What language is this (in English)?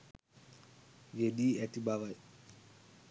Sinhala